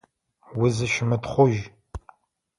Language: Adyghe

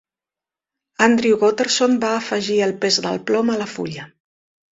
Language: Catalan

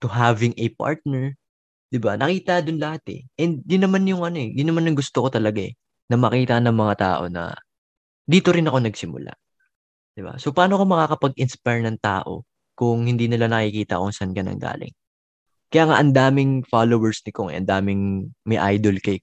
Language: Filipino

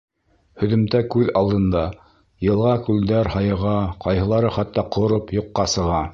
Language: Bashkir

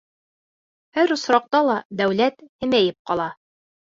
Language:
Bashkir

